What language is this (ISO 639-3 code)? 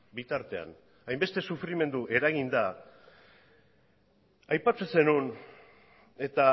eus